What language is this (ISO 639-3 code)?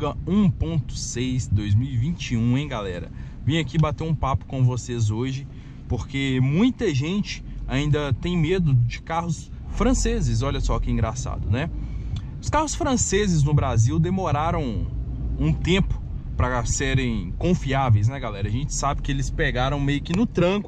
por